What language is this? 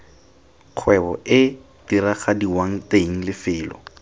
Tswana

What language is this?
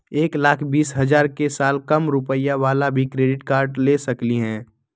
Magahi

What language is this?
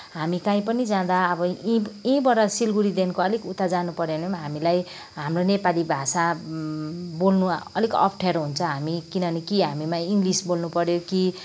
Nepali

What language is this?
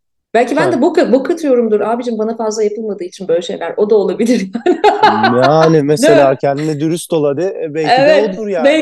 Turkish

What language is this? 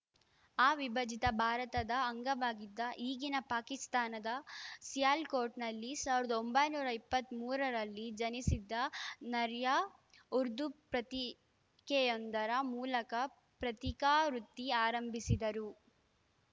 Kannada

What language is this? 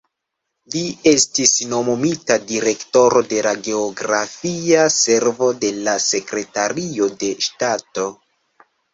Esperanto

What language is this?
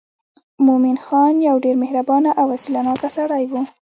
Pashto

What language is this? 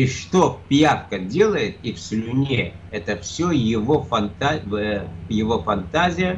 Russian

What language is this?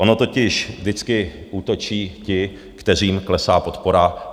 Czech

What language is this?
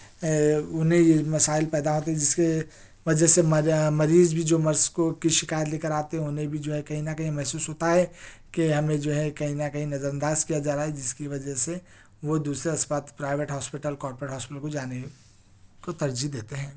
Urdu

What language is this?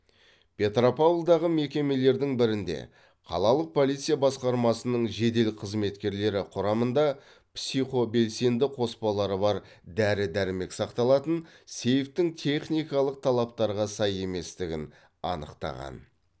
Kazakh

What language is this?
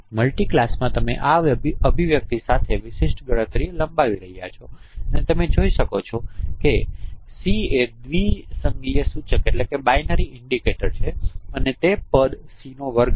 Gujarati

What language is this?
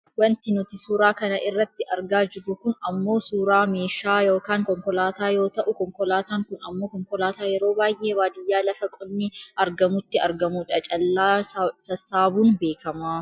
Oromo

